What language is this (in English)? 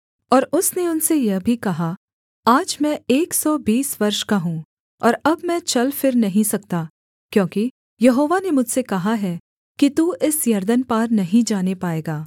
Hindi